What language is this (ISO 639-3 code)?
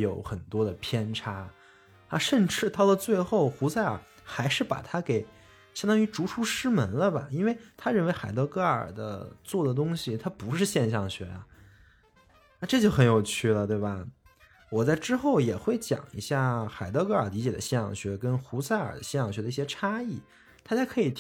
zho